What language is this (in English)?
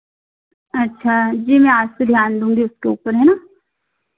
Hindi